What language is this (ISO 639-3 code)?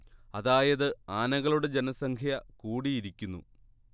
mal